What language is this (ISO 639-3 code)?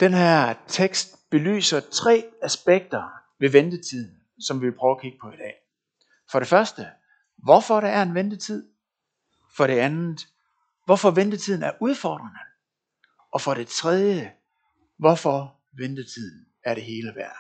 dan